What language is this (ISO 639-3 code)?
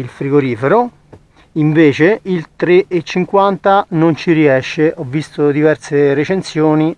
ita